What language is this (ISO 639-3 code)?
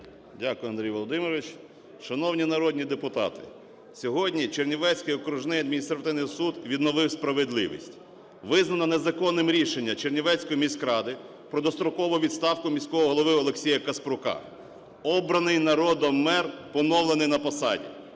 ukr